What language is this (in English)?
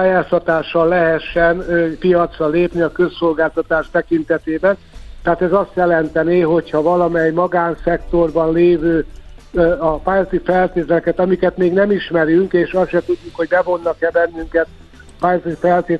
Hungarian